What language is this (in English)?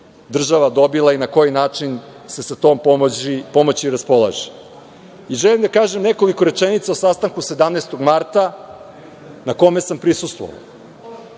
Serbian